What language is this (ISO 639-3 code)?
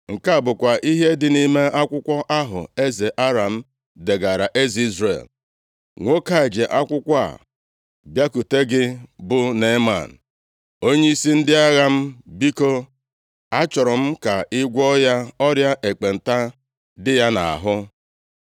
ibo